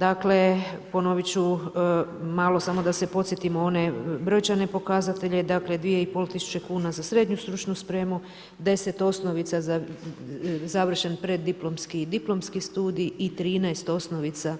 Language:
Croatian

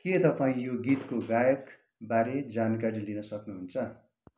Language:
Nepali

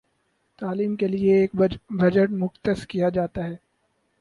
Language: Urdu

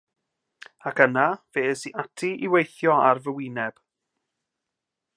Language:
Welsh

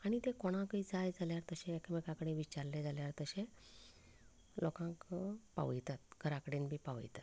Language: Konkani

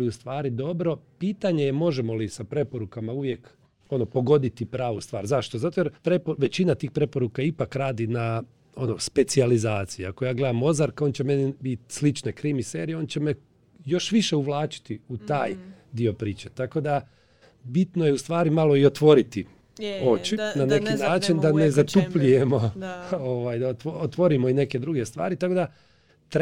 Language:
Croatian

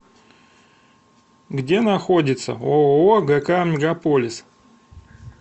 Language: Russian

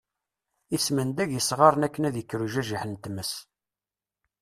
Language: Kabyle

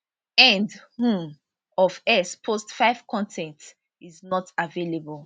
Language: Nigerian Pidgin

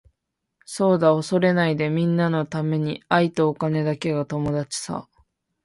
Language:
Japanese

